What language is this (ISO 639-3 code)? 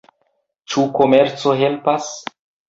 epo